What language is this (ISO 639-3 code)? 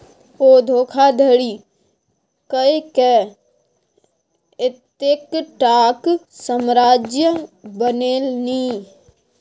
mai